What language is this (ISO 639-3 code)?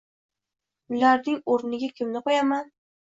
uzb